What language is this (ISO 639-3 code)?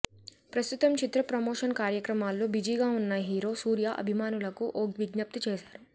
tel